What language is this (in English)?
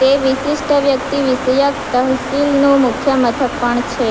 Gujarati